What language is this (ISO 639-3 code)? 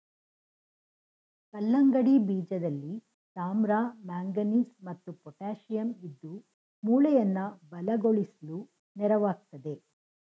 kan